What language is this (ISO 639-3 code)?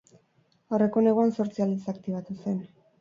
eus